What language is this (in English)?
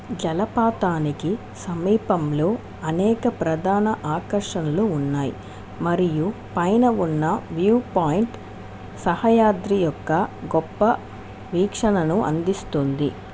Telugu